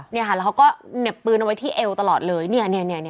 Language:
Thai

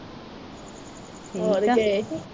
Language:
Punjabi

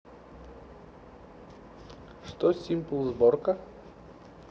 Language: Russian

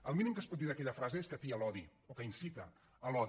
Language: Catalan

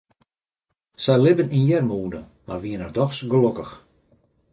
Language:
Western Frisian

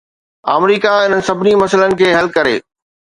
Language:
Sindhi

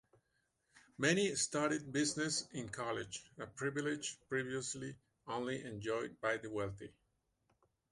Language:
English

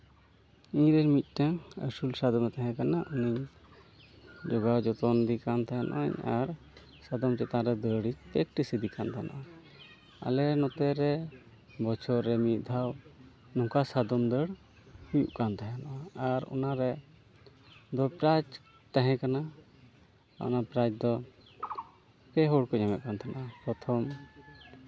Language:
Santali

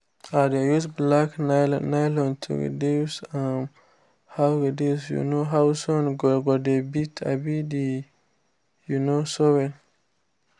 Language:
Nigerian Pidgin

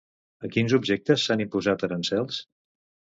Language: Catalan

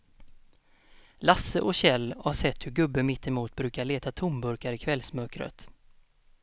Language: Swedish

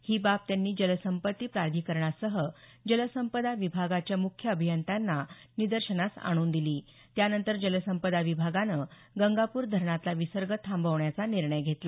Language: Marathi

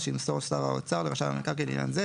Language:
Hebrew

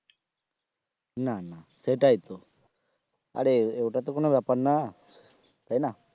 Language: Bangla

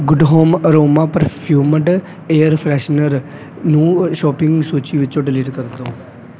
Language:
Punjabi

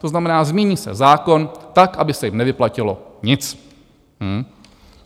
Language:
Czech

